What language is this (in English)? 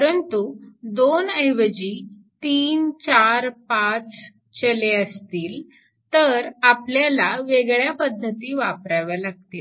Marathi